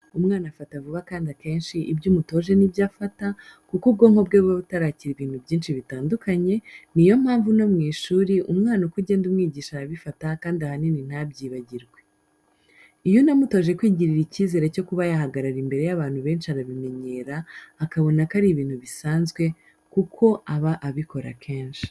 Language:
Kinyarwanda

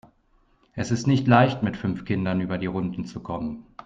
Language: German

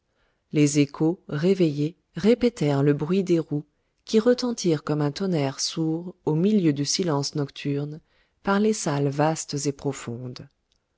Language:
French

